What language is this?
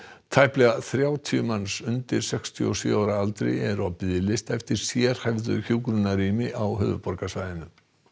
Icelandic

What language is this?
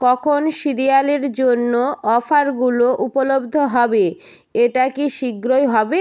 Bangla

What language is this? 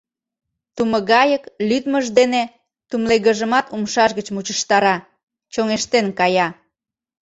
Mari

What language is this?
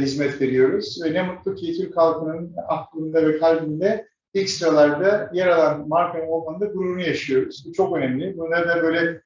Turkish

